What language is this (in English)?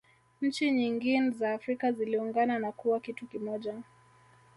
Swahili